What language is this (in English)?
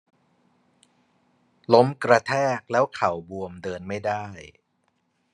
Thai